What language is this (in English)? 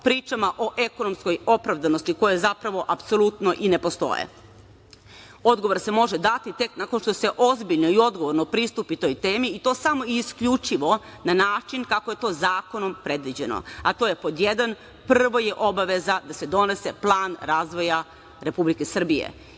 Serbian